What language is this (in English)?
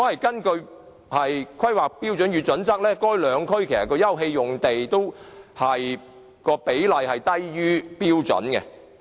Cantonese